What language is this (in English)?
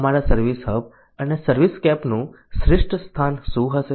Gujarati